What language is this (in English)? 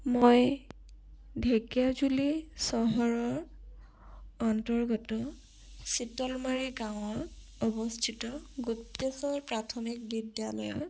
Assamese